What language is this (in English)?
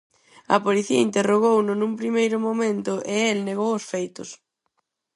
Galician